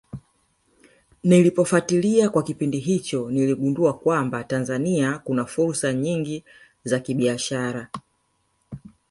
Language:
Swahili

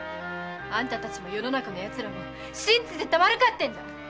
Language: Japanese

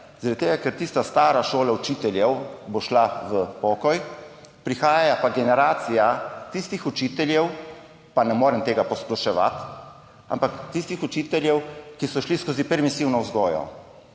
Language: Slovenian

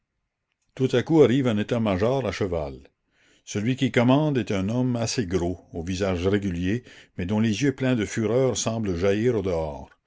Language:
French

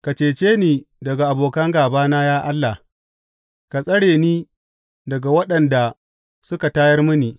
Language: Hausa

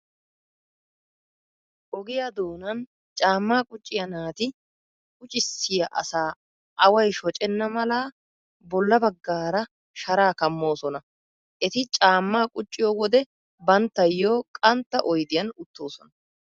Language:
Wolaytta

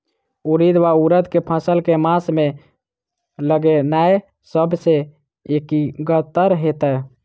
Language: Maithili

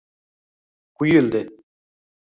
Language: Uzbek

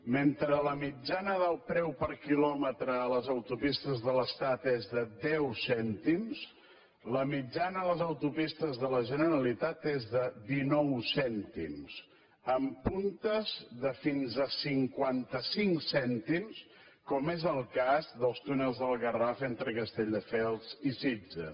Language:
Catalan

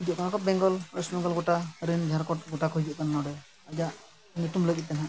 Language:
Santali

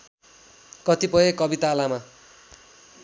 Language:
Nepali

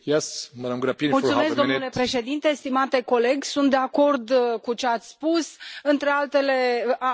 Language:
Romanian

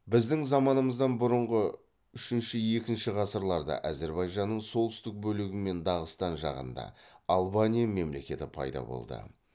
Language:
Kazakh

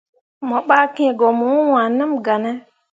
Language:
Mundang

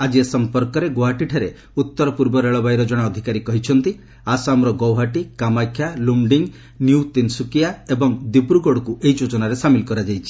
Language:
Odia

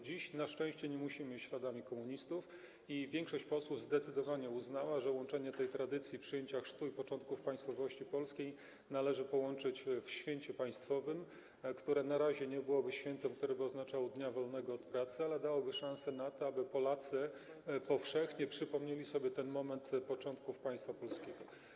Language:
Polish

